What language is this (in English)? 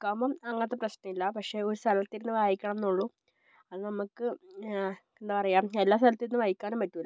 Malayalam